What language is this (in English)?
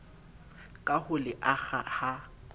Southern Sotho